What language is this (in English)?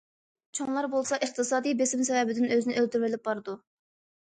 Uyghur